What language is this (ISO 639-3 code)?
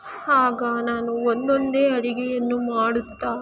kan